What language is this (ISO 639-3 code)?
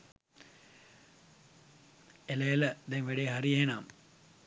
sin